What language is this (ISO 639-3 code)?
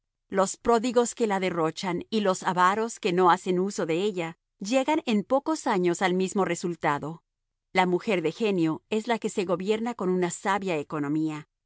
spa